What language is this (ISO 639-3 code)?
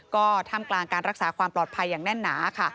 tha